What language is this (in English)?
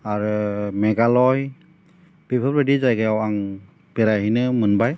Bodo